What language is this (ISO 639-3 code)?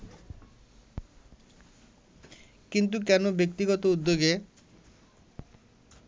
ben